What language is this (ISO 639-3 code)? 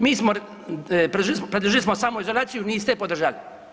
hrv